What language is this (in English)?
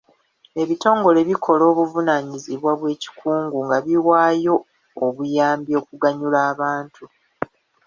Ganda